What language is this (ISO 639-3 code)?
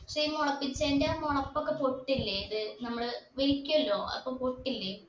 mal